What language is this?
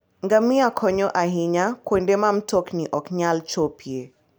Luo (Kenya and Tanzania)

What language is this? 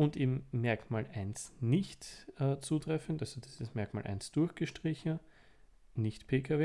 German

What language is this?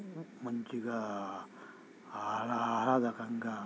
Telugu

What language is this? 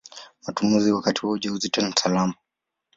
Swahili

